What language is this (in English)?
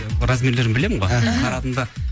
Kazakh